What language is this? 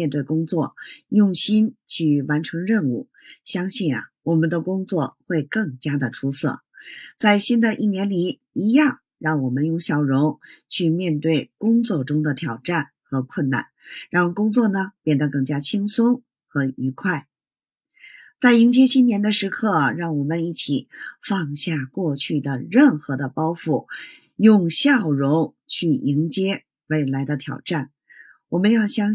Chinese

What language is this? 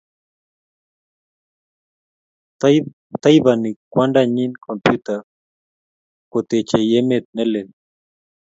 Kalenjin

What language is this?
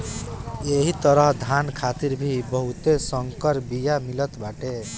Bhojpuri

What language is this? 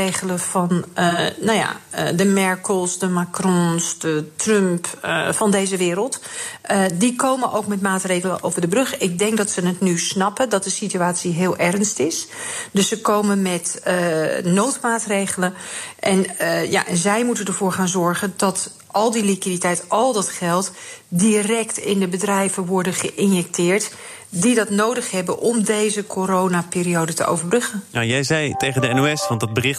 Dutch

